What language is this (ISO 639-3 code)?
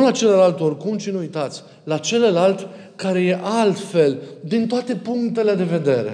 ron